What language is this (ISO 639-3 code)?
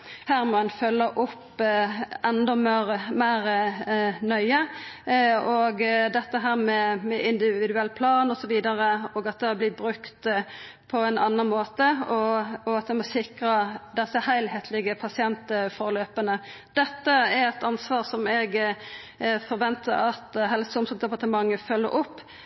nno